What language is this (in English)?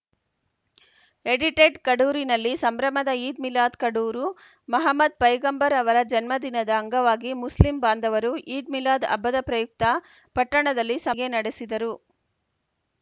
Kannada